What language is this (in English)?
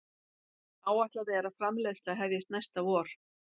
Icelandic